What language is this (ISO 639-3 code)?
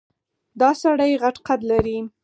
pus